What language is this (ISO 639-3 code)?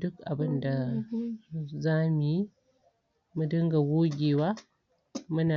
hau